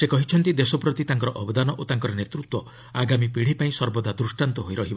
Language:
Odia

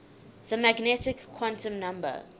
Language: English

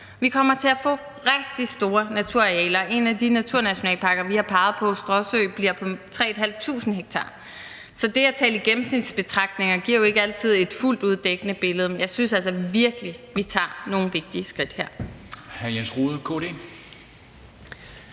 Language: Danish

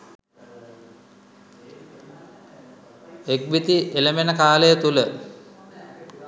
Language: Sinhala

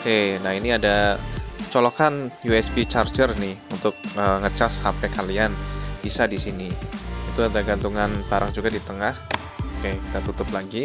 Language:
Indonesian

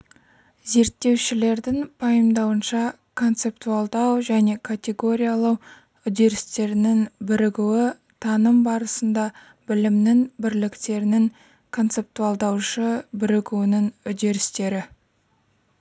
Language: Kazakh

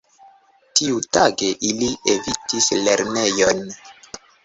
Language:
Esperanto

